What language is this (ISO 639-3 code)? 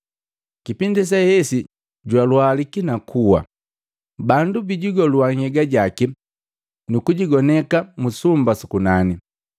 mgv